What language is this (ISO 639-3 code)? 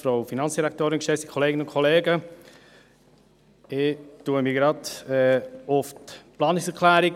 gsw